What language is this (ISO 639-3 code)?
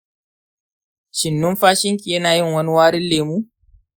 hau